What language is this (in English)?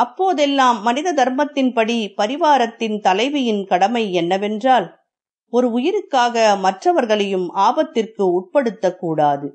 Tamil